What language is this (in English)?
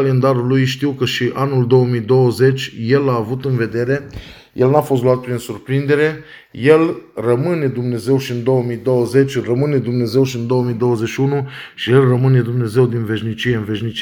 Romanian